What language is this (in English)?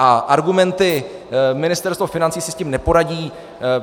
Czech